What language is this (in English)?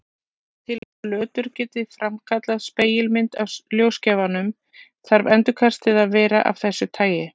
Icelandic